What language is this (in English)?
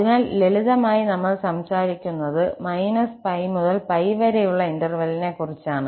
Malayalam